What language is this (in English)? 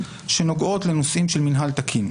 Hebrew